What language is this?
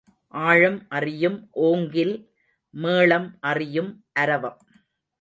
Tamil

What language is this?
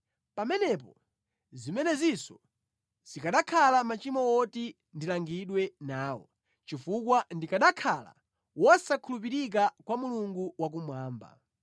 Nyanja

